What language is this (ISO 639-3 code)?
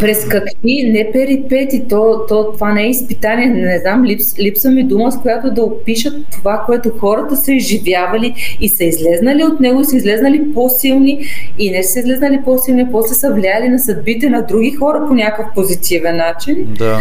bul